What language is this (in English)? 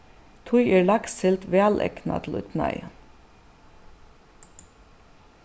Faroese